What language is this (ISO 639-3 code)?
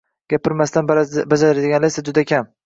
uzb